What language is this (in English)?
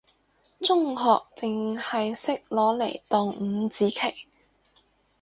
Cantonese